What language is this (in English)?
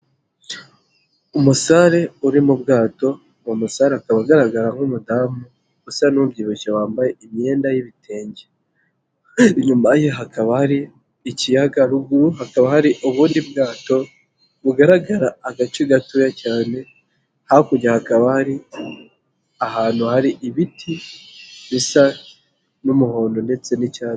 Kinyarwanda